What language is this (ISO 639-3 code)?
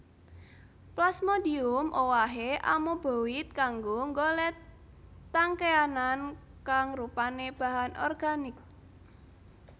jav